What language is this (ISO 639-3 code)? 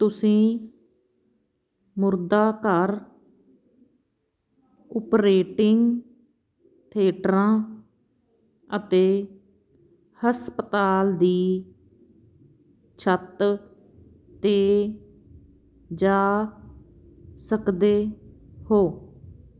pan